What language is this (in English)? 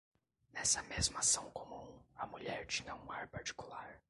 Portuguese